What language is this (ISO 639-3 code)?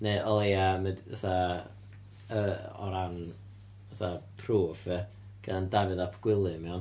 cym